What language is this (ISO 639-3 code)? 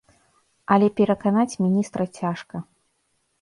bel